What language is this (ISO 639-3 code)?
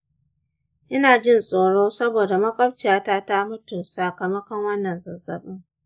hau